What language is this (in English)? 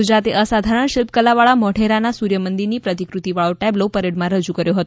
Gujarati